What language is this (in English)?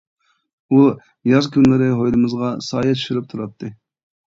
Uyghur